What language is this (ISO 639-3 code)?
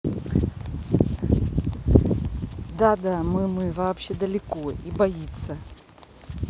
rus